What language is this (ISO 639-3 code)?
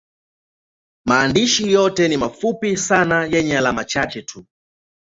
swa